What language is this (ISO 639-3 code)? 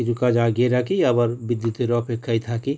ben